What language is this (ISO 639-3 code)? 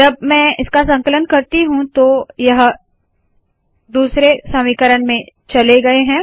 hin